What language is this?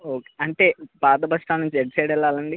Telugu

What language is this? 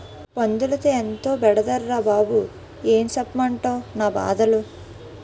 Telugu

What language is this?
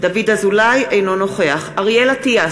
Hebrew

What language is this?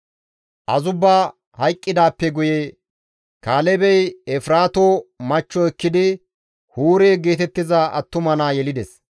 Gamo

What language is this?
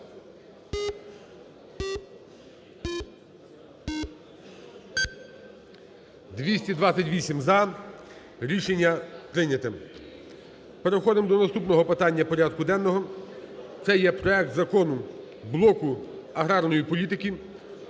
Ukrainian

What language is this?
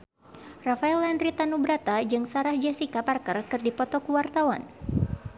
Sundanese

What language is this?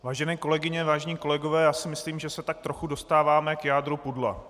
Czech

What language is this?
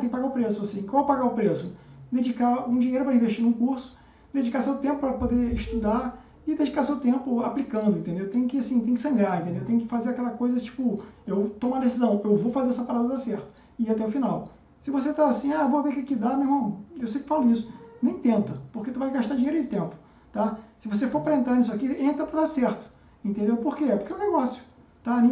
Portuguese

